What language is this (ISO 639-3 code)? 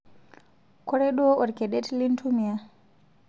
mas